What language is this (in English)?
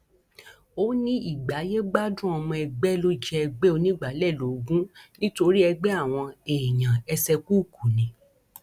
Yoruba